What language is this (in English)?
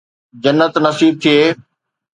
Sindhi